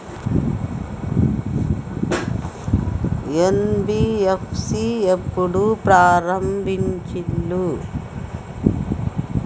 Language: Telugu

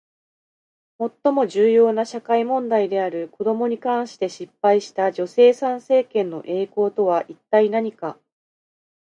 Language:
Japanese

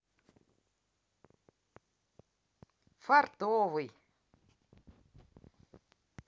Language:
Russian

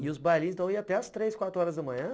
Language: Portuguese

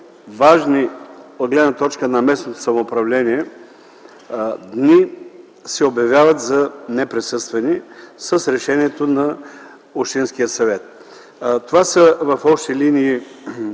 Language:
Bulgarian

